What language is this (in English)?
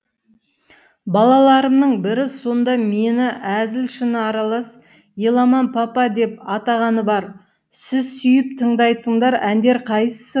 Kazakh